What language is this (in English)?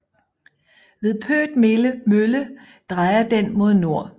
Danish